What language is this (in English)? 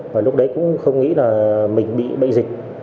Vietnamese